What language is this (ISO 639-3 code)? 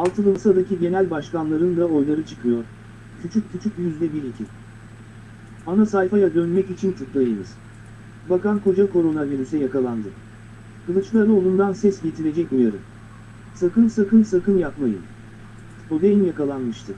tur